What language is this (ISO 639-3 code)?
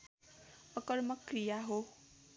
nep